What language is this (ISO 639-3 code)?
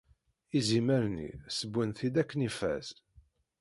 kab